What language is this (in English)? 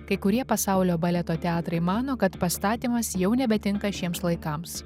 Lithuanian